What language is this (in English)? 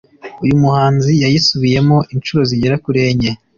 Kinyarwanda